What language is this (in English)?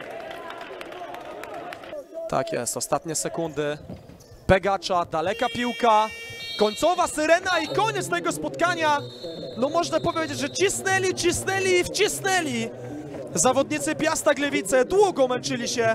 Polish